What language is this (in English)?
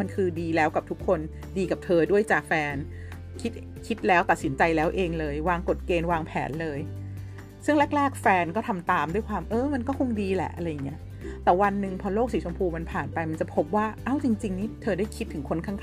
Thai